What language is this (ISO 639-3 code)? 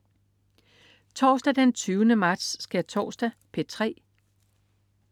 dan